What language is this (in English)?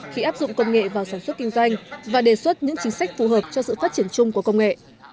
Vietnamese